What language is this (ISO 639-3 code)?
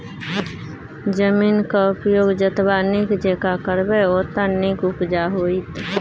mai